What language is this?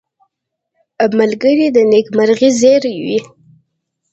Pashto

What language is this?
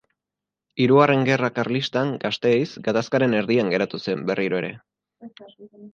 Basque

